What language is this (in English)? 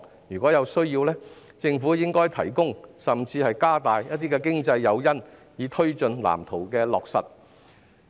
Cantonese